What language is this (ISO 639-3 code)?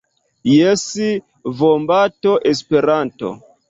epo